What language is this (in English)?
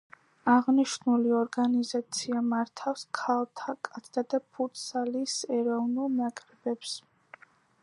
Georgian